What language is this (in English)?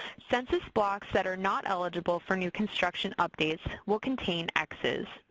English